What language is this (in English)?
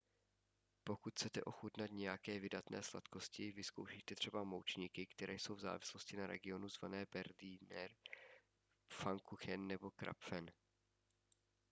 Czech